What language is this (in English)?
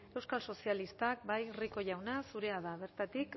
Basque